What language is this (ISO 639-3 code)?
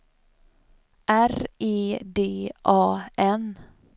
swe